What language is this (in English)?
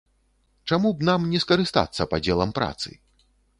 Belarusian